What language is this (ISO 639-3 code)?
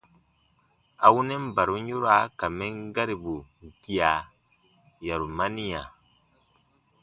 bba